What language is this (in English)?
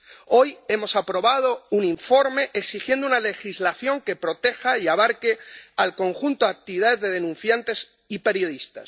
Spanish